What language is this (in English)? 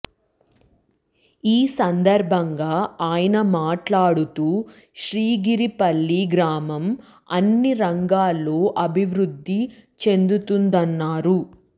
Telugu